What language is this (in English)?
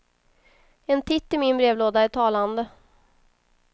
Swedish